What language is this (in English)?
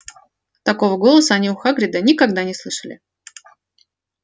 Russian